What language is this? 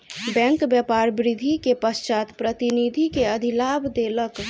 Maithili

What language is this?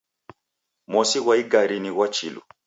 Taita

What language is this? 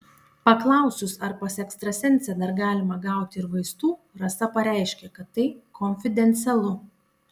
Lithuanian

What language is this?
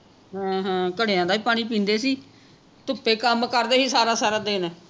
Punjabi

